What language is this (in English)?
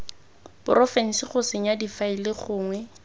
Tswana